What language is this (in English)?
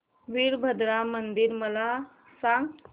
Marathi